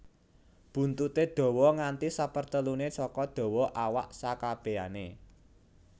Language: Javanese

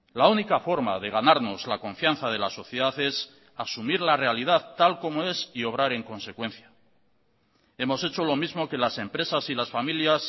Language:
Spanish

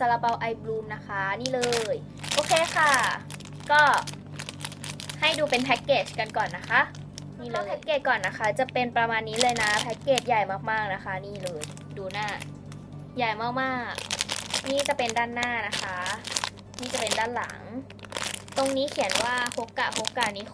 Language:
Thai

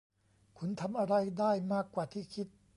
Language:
Thai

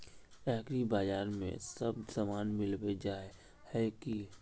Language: Magahi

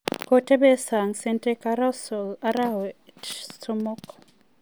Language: Kalenjin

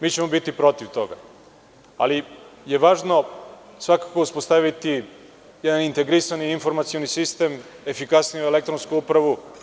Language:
Serbian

